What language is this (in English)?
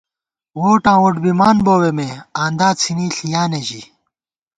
Gawar-Bati